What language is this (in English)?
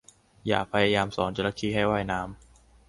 Thai